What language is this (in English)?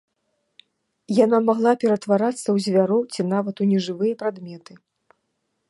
Belarusian